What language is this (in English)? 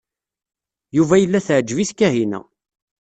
Kabyle